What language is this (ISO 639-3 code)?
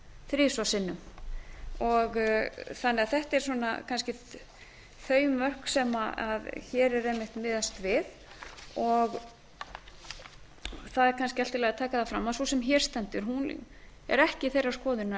isl